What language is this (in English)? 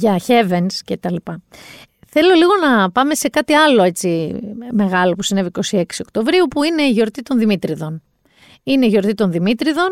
Greek